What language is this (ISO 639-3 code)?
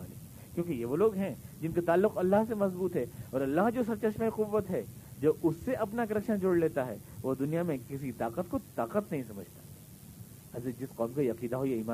urd